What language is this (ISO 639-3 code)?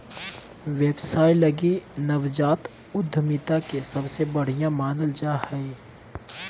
mag